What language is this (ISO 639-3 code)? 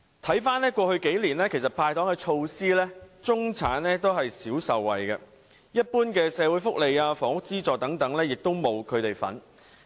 yue